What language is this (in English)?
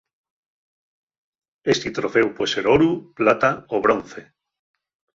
Asturian